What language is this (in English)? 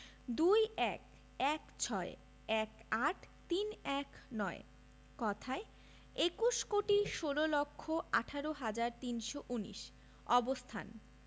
Bangla